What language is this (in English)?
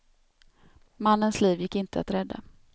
Swedish